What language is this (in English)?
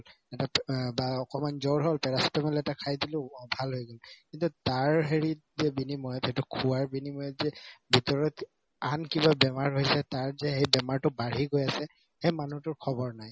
Assamese